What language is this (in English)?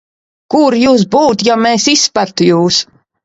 Latvian